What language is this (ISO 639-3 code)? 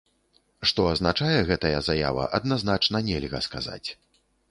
bel